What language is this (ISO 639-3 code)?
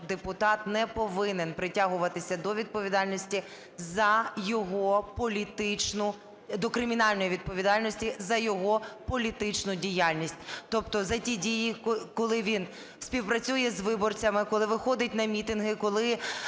ukr